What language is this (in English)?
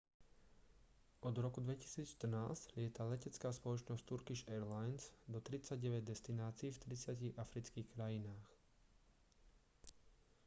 Slovak